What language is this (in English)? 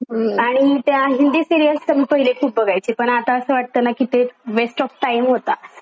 Marathi